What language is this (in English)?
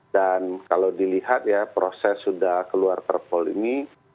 Indonesian